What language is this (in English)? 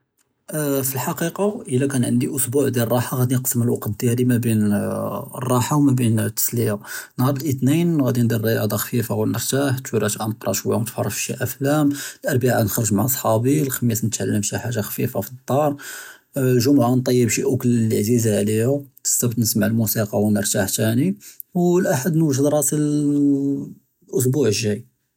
Judeo-Arabic